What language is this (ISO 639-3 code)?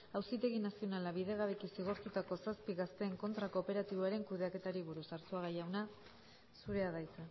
eus